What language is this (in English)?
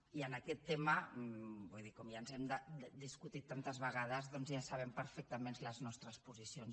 Catalan